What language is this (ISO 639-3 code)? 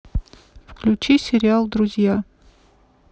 rus